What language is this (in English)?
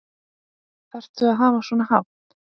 Icelandic